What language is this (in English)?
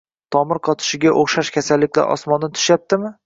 Uzbek